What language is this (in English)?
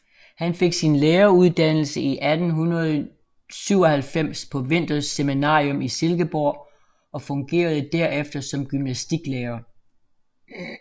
Danish